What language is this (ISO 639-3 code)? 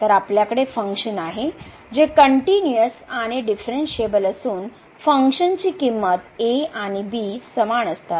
mar